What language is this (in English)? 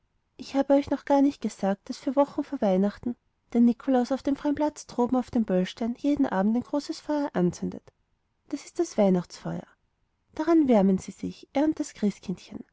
German